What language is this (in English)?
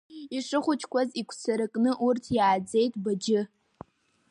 Abkhazian